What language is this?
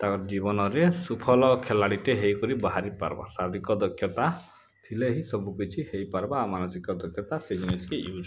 Odia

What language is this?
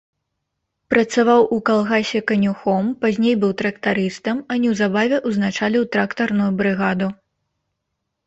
Belarusian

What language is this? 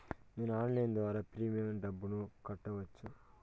Telugu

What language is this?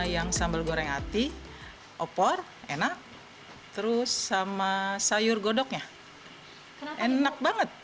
Indonesian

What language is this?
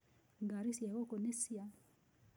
Kikuyu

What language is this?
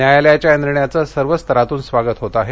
Marathi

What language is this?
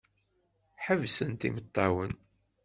Kabyle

